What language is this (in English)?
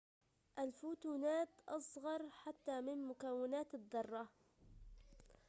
Arabic